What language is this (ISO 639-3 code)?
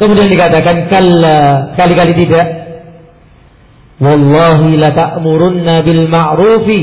ind